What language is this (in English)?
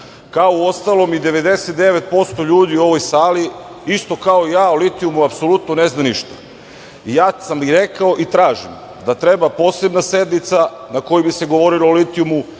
Serbian